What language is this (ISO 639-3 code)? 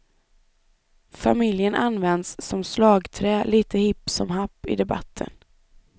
swe